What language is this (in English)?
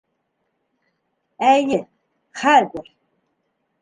Bashkir